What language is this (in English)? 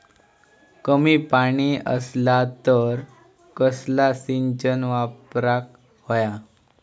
Marathi